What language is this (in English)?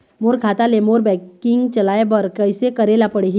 Chhattisgarhi